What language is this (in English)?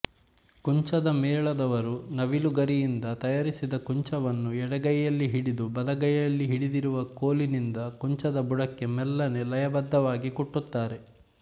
Kannada